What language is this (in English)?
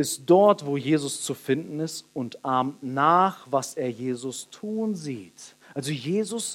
German